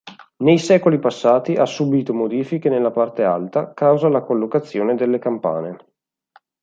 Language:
Italian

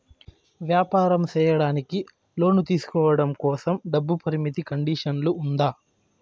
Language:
Telugu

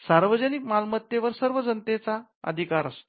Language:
Marathi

